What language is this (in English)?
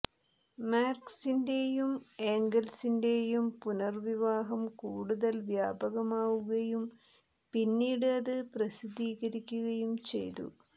Malayalam